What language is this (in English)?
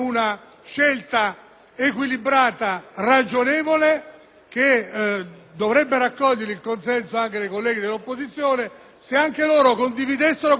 Italian